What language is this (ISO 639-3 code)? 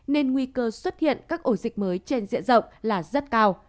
vie